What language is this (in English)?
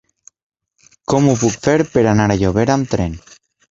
Catalan